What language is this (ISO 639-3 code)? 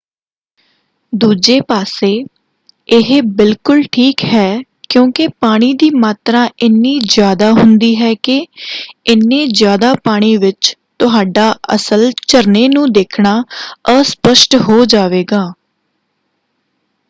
pan